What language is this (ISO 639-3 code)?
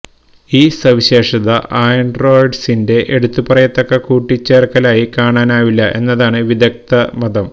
mal